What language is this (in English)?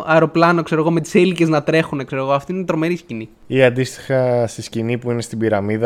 Greek